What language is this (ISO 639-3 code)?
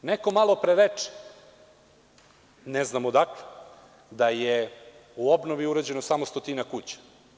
srp